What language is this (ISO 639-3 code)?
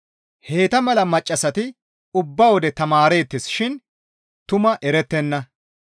gmv